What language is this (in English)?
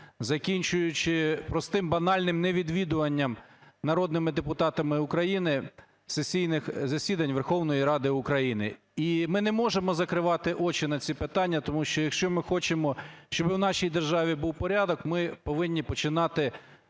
Ukrainian